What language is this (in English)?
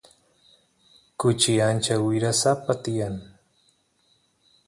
Santiago del Estero Quichua